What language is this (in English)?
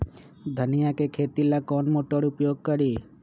Magahi